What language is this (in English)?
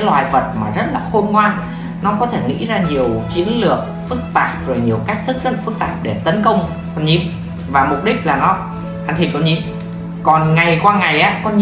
Vietnamese